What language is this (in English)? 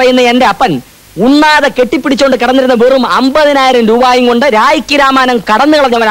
Indonesian